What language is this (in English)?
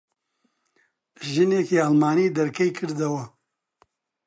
Central Kurdish